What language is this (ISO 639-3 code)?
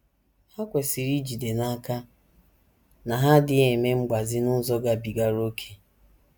ibo